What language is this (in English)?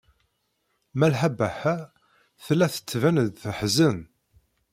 Kabyle